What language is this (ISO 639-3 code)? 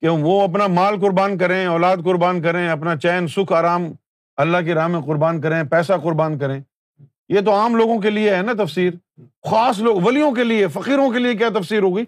urd